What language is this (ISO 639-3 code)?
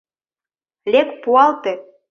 chm